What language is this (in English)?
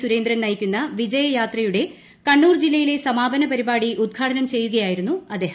Malayalam